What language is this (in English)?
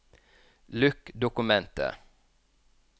Norwegian